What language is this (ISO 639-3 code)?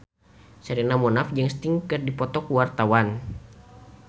sun